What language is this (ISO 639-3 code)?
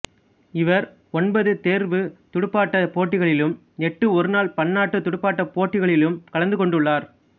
tam